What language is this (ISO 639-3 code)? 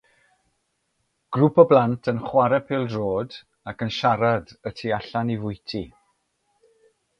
cym